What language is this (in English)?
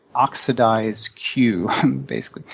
English